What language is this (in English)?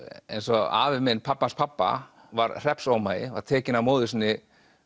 Icelandic